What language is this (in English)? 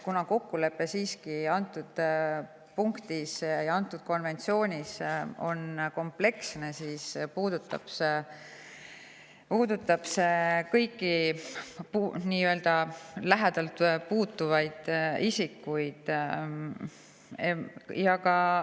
Estonian